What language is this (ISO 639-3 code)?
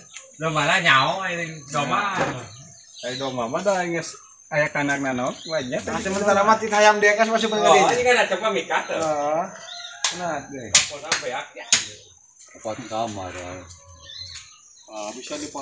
ind